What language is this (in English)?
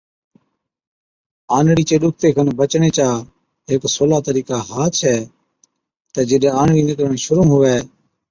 Od